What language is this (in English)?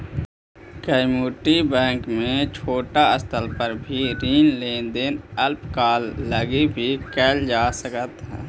Magahi